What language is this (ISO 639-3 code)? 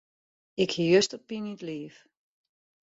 fry